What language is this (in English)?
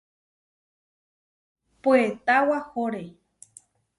Huarijio